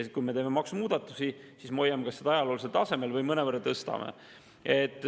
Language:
Estonian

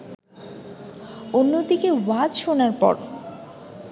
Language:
Bangla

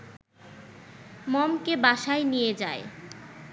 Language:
Bangla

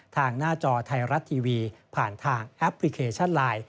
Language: Thai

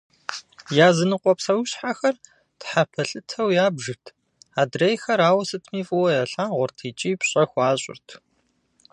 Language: Kabardian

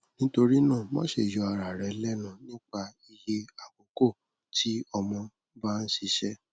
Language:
Yoruba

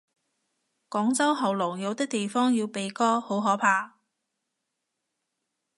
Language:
Cantonese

